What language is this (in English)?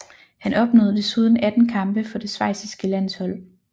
Danish